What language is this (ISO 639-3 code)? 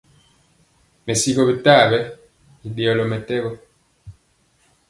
mcx